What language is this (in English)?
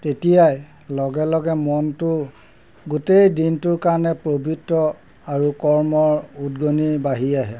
Assamese